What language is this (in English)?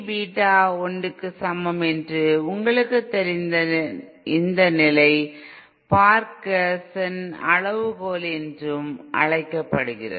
Tamil